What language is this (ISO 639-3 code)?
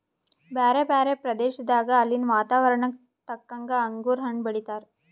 kan